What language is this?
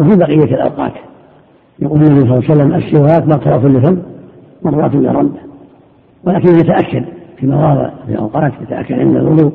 Arabic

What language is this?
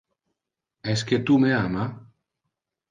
Interlingua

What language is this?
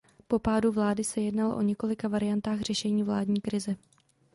Czech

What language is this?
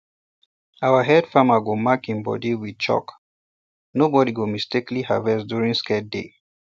Nigerian Pidgin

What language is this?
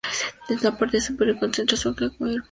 Spanish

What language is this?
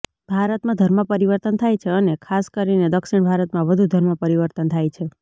Gujarati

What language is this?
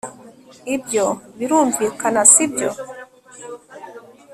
Kinyarwanda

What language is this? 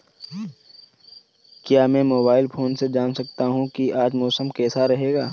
Hindi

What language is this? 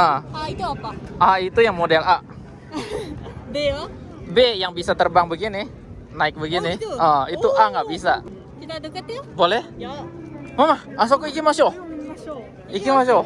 Indonesian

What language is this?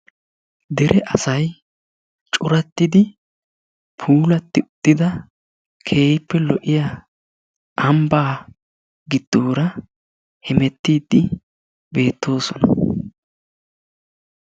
Wolaytta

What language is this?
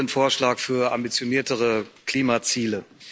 German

